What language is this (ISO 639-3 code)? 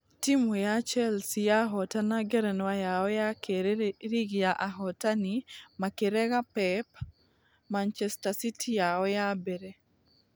kik